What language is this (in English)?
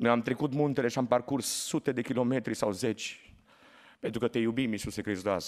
Romanian